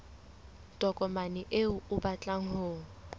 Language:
Southern Sotho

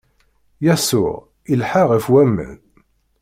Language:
Kabyle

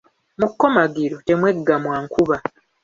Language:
Ganda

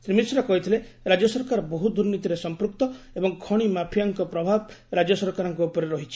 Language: Odia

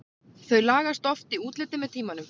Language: Icelandic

